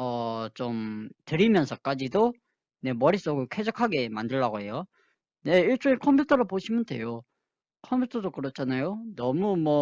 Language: Korean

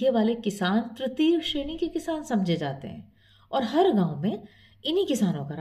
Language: Hindi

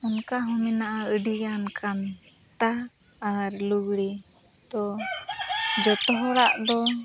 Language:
Santali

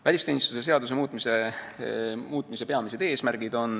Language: Estonian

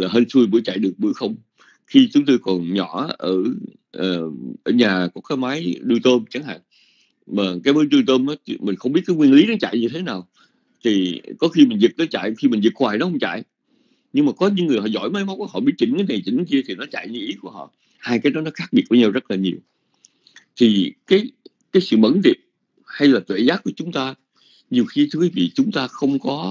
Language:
Vietnamese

